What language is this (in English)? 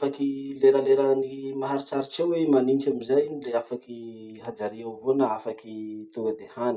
Masikoro Malagasy